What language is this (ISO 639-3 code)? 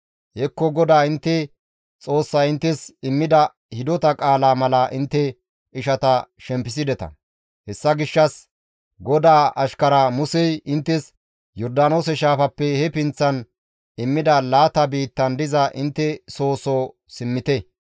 gmv